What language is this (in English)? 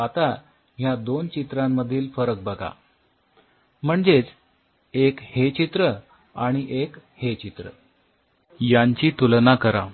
Marathi